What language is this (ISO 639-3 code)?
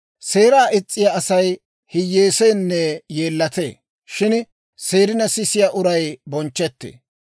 dwr